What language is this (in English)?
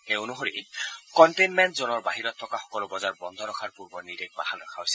Assamese